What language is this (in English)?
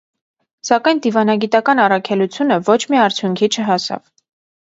Armenian